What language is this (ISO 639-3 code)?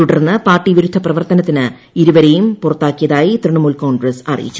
mal